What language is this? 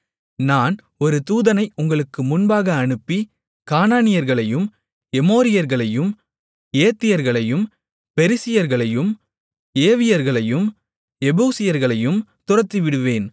Tamil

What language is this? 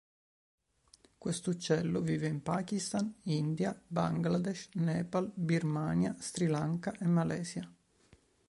Italian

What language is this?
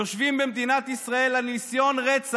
Hebrew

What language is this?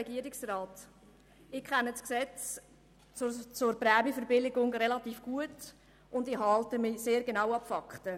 Swiss German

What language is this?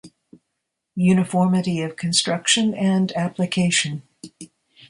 English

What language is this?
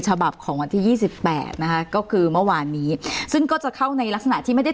Thai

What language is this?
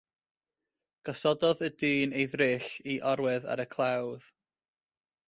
Welsh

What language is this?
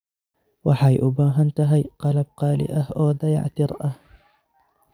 Somali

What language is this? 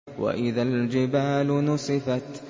Arabic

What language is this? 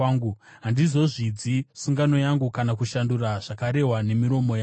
Shona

